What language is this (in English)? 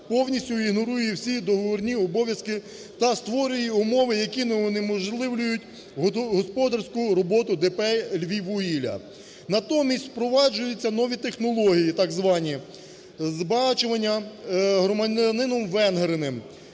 Ukrainian